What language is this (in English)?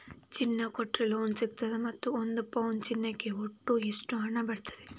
Kannada